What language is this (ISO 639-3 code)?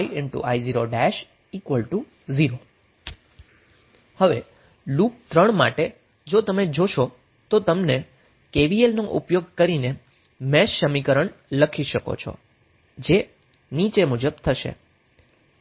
guj